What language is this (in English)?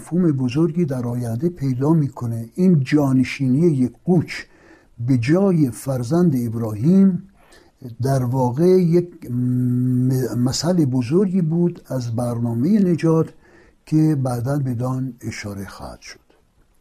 Persian